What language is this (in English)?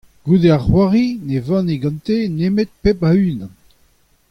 Breton